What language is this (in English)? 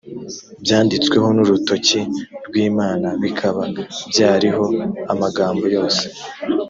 Kinyarwanda